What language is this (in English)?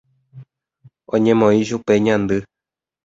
Guarani